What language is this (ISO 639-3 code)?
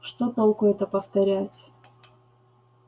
rus